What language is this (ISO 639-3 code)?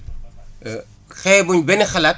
wol